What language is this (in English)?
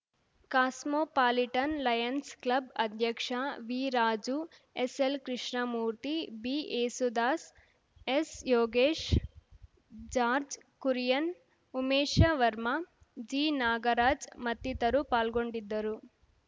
Kannada